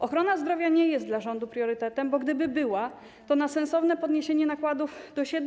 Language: Polish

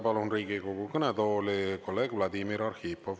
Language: Estonian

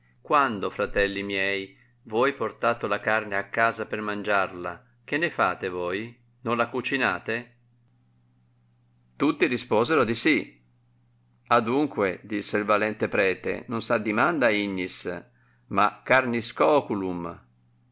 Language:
Italian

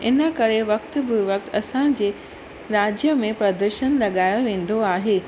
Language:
Sindhi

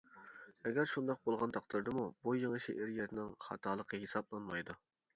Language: Uyghur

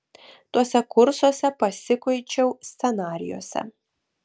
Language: Lithuanian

